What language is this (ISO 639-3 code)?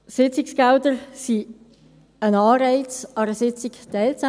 gsw